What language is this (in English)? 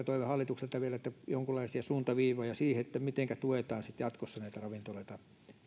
Finnish